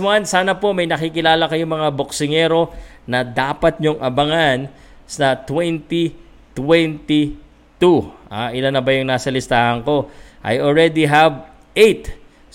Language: Filipino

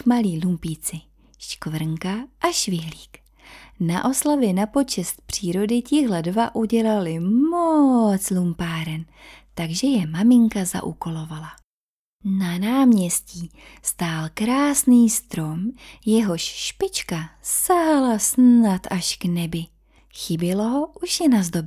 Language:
Czech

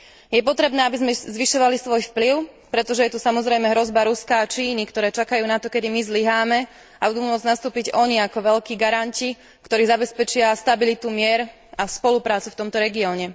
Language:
Slovak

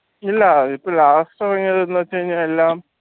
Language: Malayalam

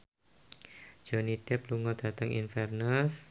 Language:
Javanese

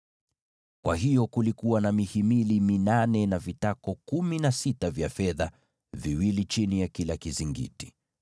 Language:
Swahili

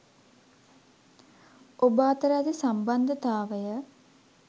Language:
Sinhala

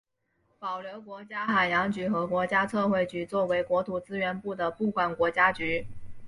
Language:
Chinese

